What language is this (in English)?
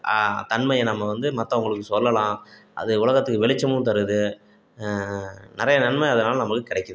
Tamil